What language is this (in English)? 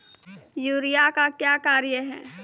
Maithili